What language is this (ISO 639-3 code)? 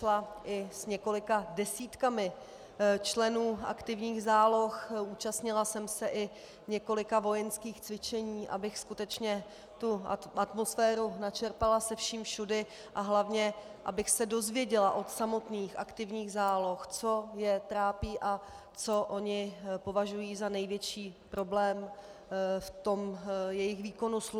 ces